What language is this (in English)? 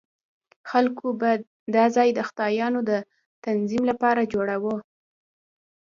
Pashto